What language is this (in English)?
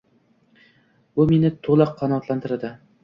Uzbek